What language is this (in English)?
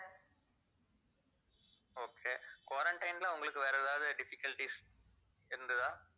Tamil